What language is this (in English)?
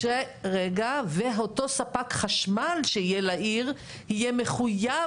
Hebrew